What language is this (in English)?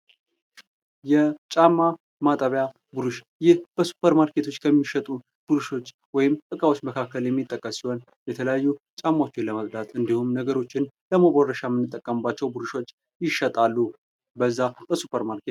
Amharic